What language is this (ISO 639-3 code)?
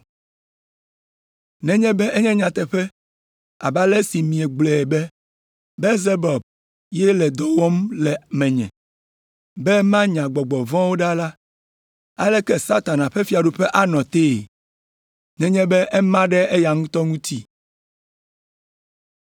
ewe